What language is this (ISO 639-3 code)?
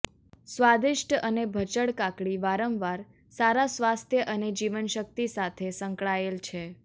guj